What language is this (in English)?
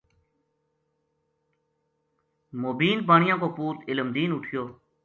Gujari